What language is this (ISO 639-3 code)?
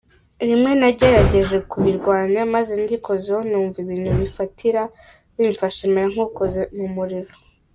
kin